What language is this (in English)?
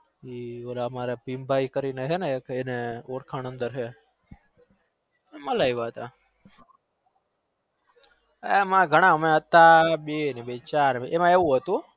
Gujarati